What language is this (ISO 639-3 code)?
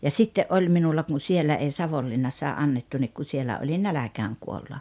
fin